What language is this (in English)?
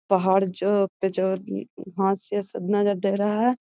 Magahi